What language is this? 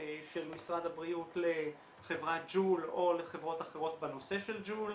Hebrew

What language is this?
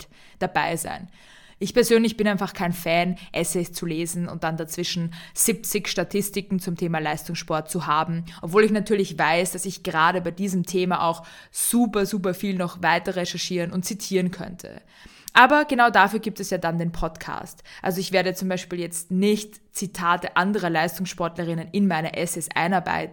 German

